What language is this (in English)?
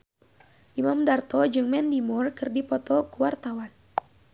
Sundanese